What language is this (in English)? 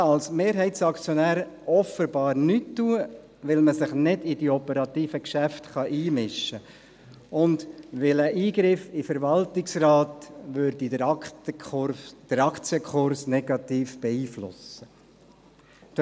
Swiss German